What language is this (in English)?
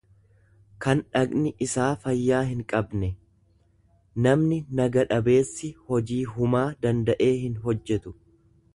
Oromo